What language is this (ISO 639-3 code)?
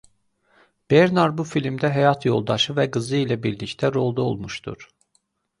aze